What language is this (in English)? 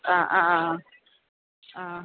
Malayalam